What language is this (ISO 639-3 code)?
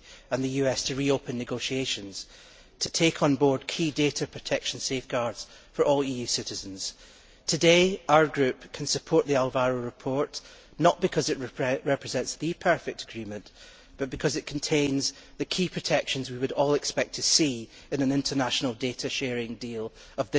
eng